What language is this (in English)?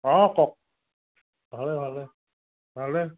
Assamese